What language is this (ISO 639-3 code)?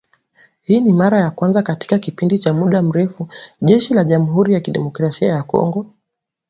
swa